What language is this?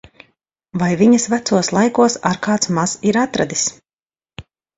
Latvian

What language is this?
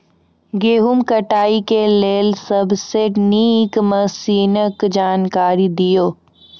Maithili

